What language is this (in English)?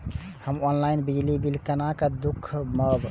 Maithili